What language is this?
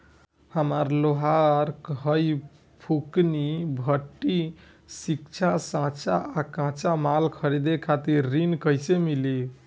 Bhojpuri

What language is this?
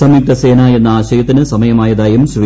Malayalam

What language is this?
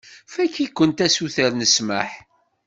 Kabyle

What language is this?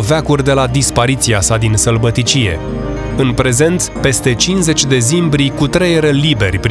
Romanian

